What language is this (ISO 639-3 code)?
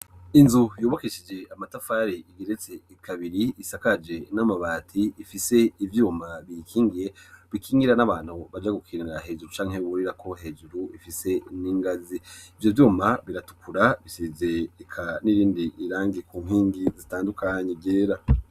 run